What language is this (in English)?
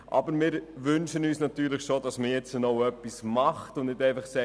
Swiss German